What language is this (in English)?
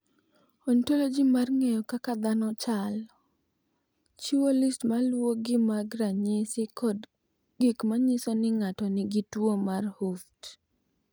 Luo (Kenya and Tanzania)